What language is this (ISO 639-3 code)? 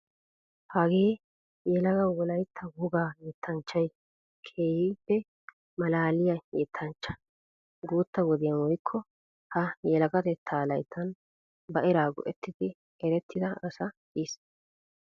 wal